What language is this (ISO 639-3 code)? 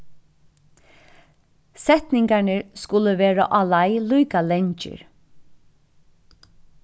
fao